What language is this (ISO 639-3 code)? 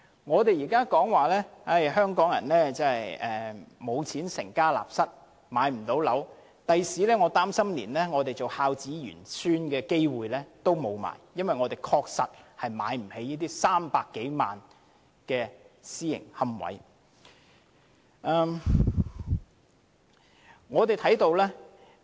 yue